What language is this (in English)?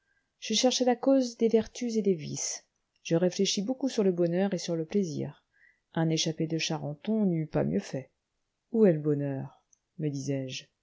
French